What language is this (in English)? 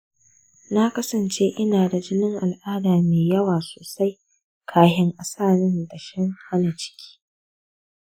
Hausa